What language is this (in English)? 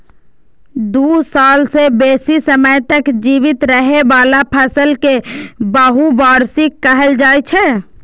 Maithili